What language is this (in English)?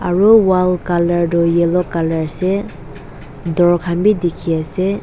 Naga Pidgin